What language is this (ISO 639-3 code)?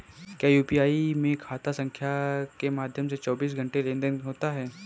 hin